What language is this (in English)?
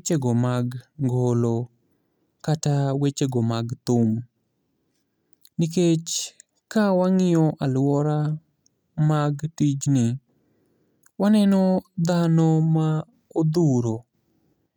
Luo (Kenya and Tanzania)